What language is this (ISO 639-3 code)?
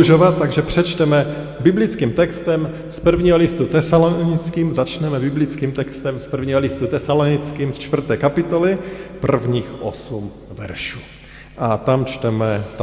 ces